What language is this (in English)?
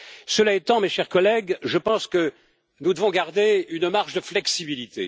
French